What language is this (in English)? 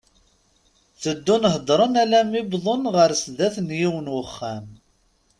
Kabyle